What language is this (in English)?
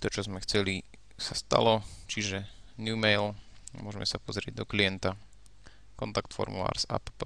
Slovak